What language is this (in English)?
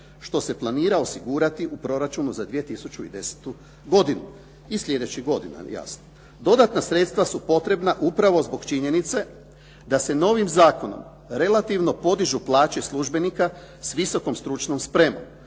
Croatian